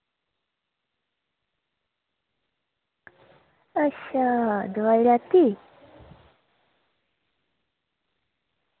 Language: Dogri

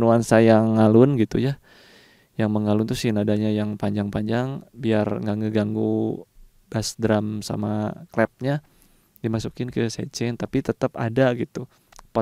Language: Indonesian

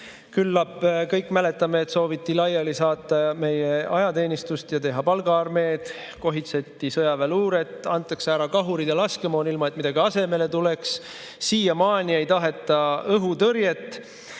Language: Estonian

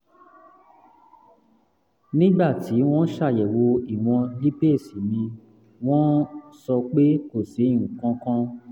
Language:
Yoruba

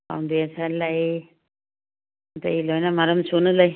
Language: Manipuri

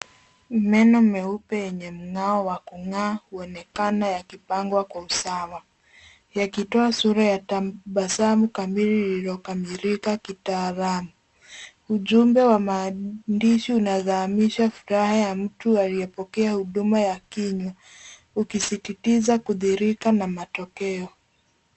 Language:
Swahili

